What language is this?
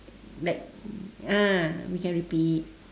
English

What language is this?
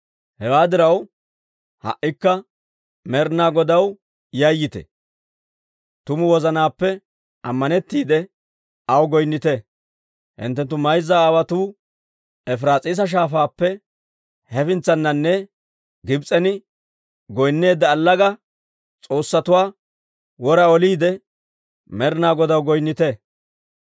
Dawro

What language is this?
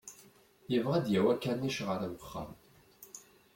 Kabyle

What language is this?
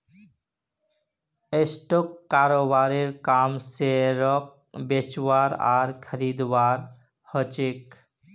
Magahi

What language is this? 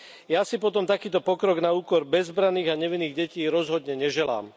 Slovak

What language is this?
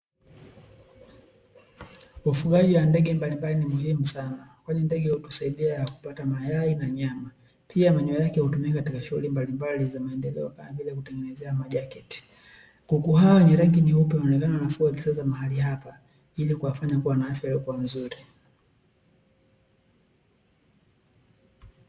Swahili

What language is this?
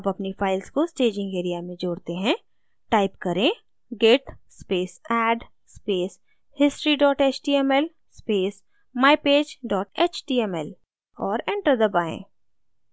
Hindi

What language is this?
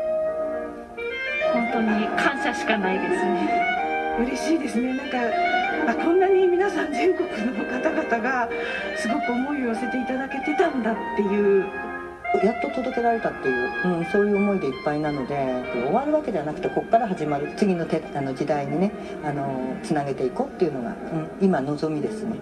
Japanese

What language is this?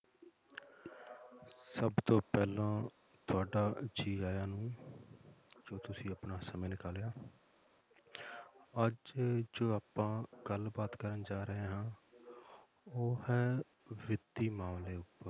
Punjabi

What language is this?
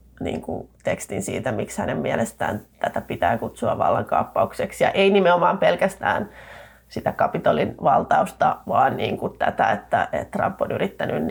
Finnish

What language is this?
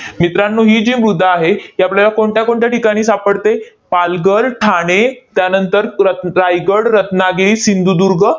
Marathi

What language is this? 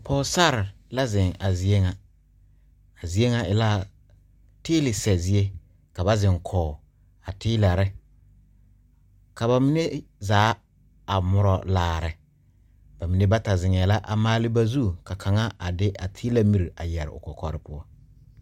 Southern Dagaare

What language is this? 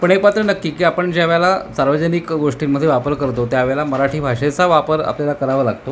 Marathi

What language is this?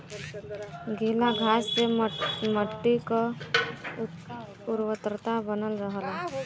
Bhojpuri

